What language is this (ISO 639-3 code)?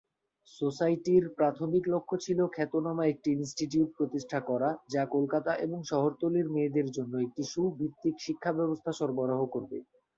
ben